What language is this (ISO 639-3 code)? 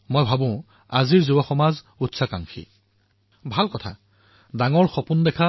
asm